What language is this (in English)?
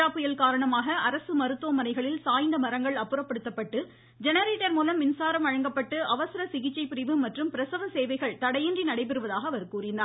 Tamil